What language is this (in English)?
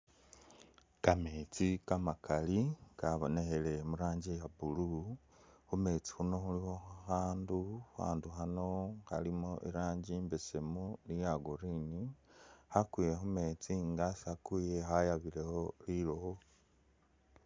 Masaaba